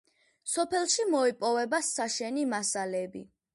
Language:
Georgian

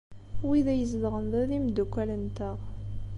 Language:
Kabyle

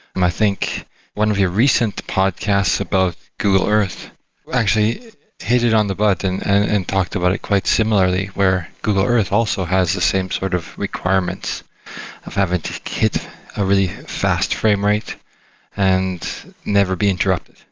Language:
English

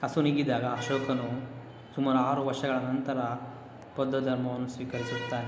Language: Kannada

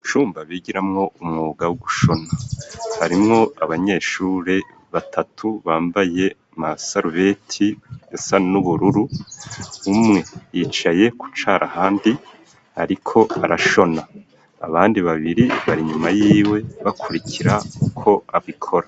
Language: Rundi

